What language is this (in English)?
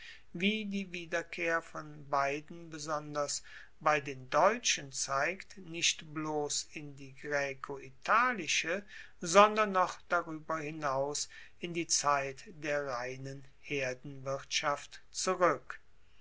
German